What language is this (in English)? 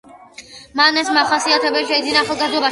Georgian